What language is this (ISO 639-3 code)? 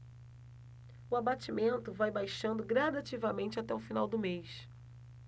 por